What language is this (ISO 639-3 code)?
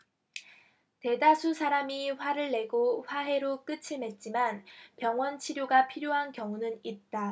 kor